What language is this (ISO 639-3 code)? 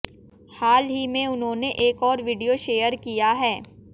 hin